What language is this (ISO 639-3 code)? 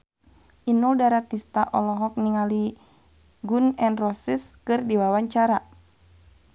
sun